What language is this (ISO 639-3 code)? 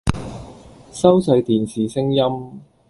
yue